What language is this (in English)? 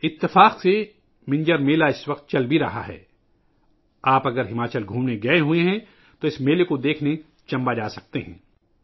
Urdu